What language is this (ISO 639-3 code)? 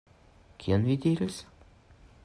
epo